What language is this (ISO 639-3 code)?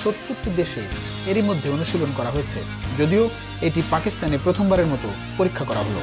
eus